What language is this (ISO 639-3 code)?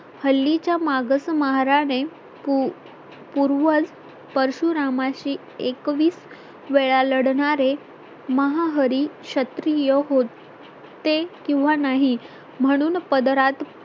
mar